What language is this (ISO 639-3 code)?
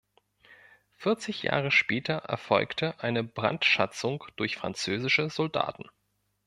deu